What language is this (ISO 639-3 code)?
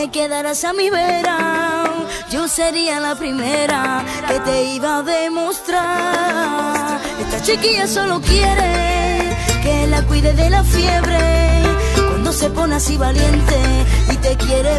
spa